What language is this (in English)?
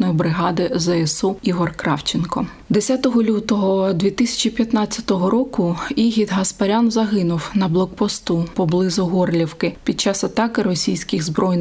Ukrainian